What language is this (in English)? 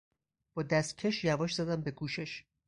Persian